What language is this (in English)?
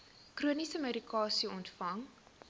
Afrikaans